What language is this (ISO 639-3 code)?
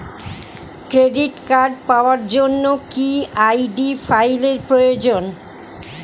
ben